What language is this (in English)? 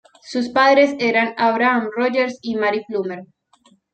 Spanish